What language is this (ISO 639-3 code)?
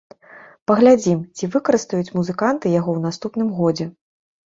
bel